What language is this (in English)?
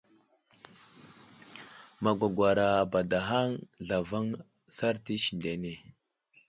Wuzlam